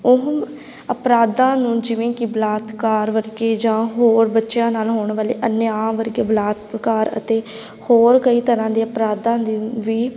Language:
Punjabi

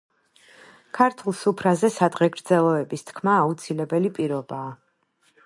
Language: Georgian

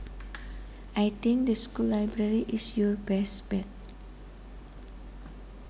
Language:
Javanese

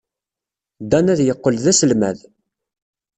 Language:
Kabyle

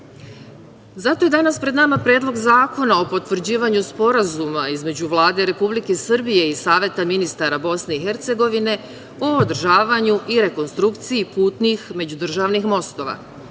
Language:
Serbian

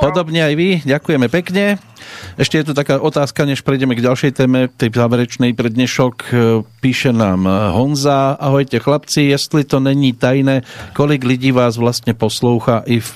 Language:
Slovak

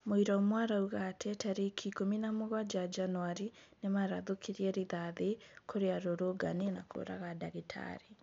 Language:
Kikuyu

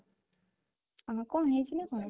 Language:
Odia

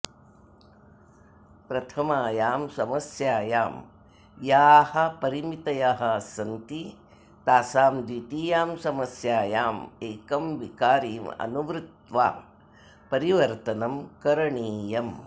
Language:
Sanskrit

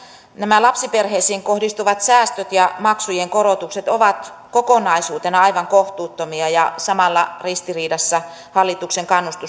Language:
Finnish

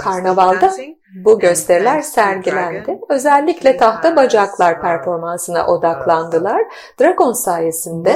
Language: Turkish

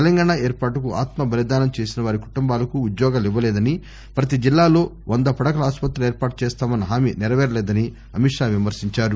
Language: Telugu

